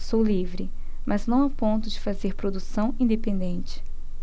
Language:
Portuguese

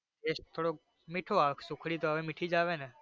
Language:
Gujarati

